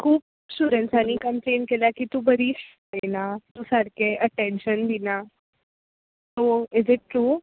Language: Konkani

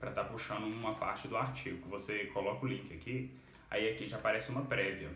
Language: Portuguese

